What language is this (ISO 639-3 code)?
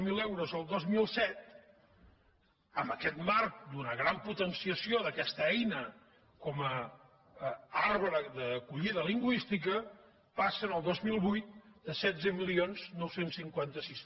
cat